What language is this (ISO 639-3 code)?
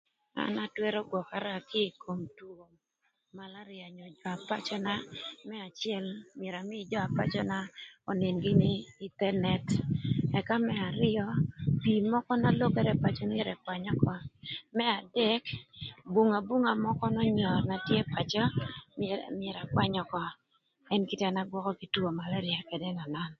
lth